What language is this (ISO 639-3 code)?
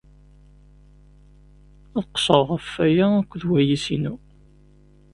kab